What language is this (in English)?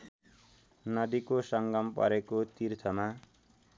Nepali